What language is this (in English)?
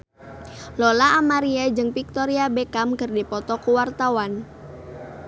Sundanese